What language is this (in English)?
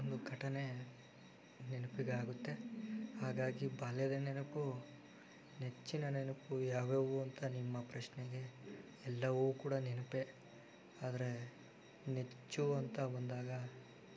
Kannada